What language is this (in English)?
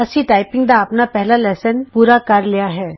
Punjabi